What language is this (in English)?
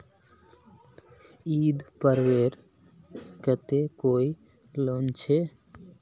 Magahi